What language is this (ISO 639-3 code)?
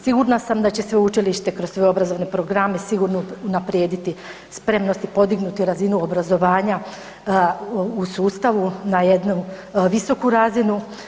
hrv